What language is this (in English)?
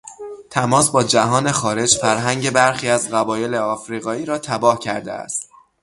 Persian